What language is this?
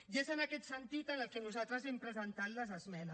Catalan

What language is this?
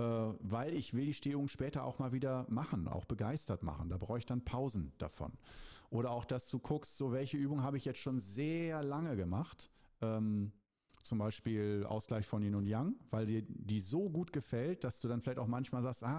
German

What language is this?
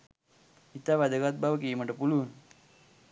Sinhala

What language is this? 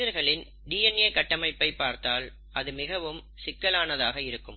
Tamil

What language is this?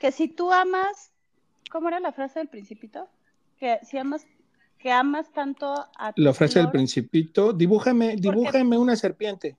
Spanish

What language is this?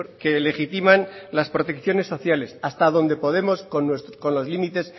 Spanish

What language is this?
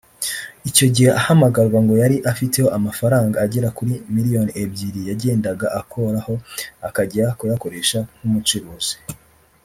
Kinyarwanda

